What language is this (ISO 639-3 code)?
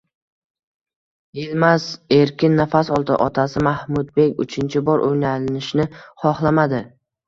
uzb